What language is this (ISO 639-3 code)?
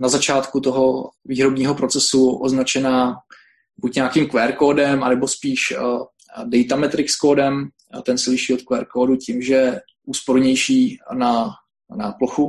ces